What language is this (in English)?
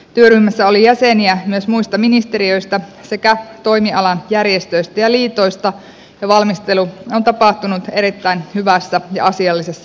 Finnish